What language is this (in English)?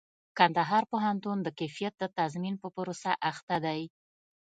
Pashto